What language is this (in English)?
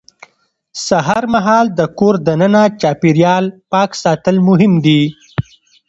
Pashto